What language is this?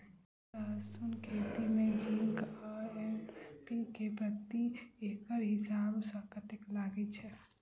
Maithili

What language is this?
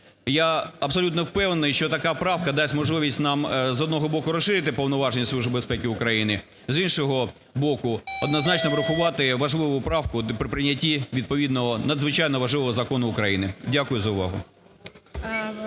Ukrainian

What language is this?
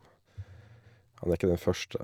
Norwegian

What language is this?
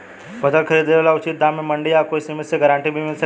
Bhojpuri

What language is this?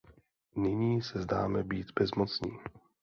Czech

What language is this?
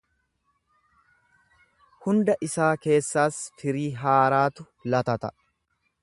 Oromo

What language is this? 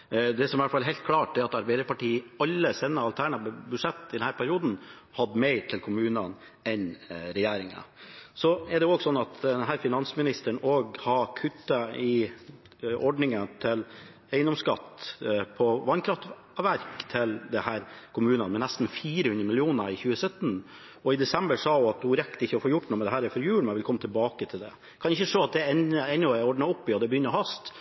Norwegian Bokmål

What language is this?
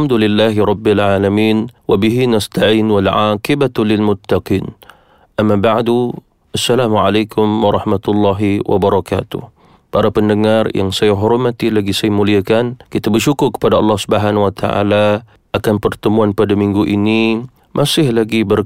Malay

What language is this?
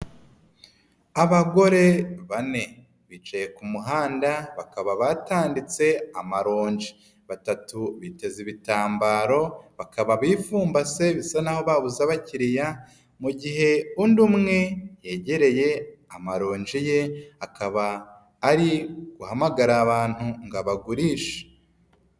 Kinyarwanda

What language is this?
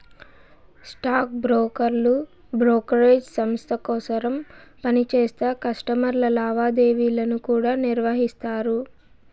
Telugu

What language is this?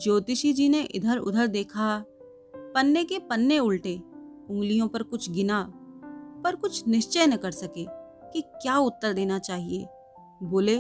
Hindi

